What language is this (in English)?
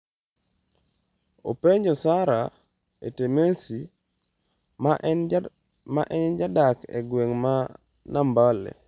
Luo (Kenya and Tanzania)